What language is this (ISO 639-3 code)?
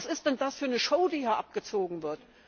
deu